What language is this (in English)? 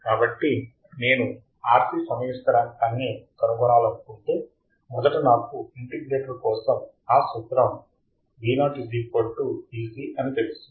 Telugu